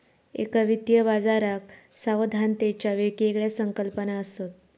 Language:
Marathi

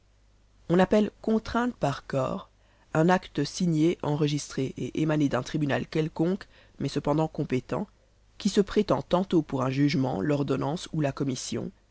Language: French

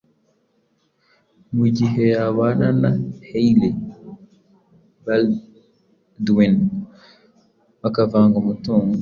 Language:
Kinyarwanda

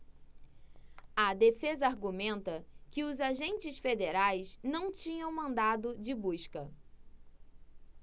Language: Portuguese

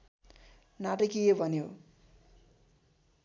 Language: Nepali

